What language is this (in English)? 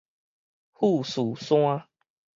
Min Nan Chinese